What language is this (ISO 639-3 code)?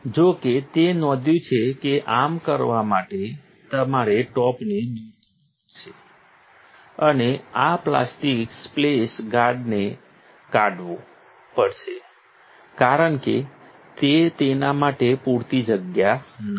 guj